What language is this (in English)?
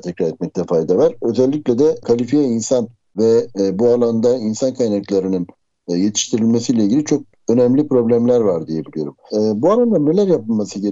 Turkish